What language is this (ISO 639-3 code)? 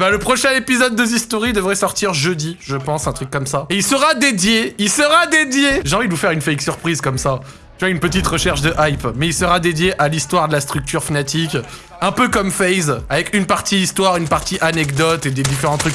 fra